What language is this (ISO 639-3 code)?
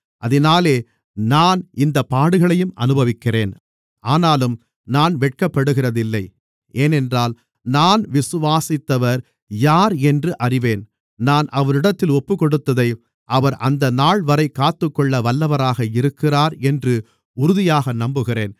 tam